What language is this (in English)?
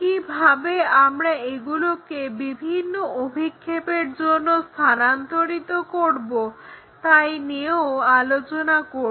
Bangla